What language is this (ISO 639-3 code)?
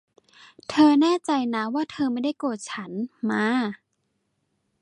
tha